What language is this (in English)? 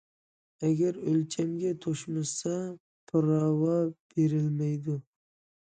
Uyghur